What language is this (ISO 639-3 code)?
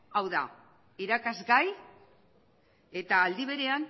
eus